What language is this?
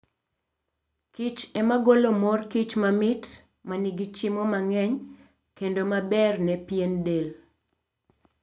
Luo (Kenya and Tanzania)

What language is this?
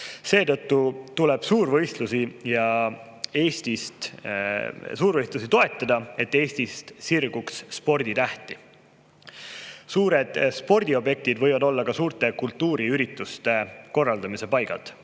Estonian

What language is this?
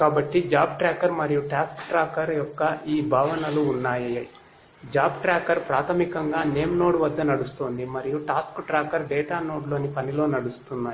Telugu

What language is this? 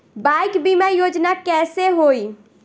Bhojpuri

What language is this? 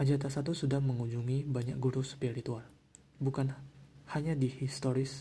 Indonesian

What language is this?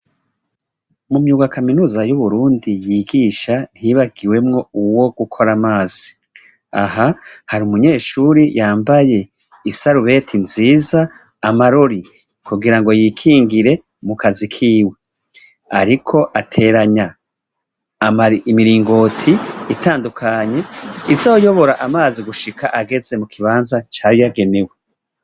Rundi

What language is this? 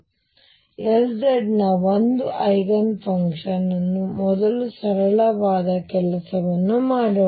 Kannada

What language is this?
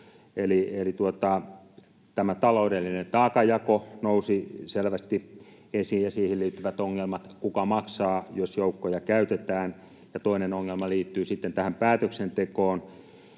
Finnish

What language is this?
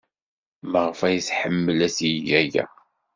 Kabyle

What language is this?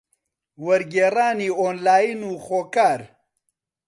Central Kurdish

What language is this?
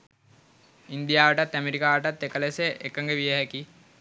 Sinhala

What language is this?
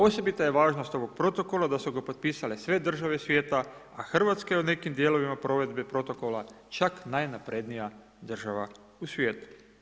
Croatian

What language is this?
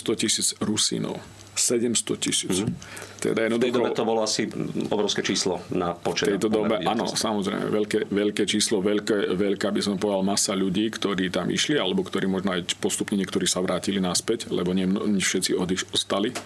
Slovak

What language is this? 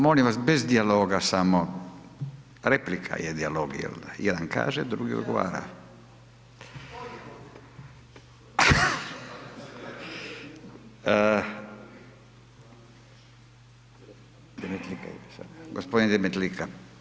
Croatian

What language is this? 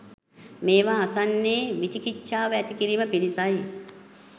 Sinhala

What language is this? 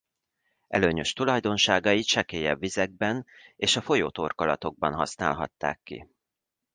Hungarian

